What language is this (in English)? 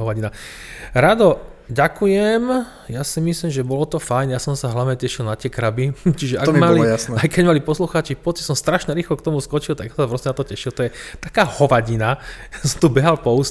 Slovak